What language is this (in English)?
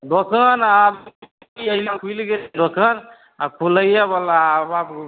Maithili